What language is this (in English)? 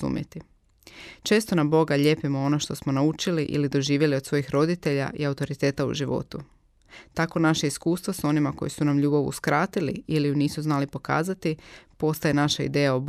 Croatian